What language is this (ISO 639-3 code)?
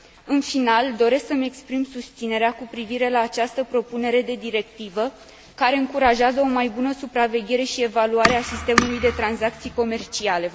ron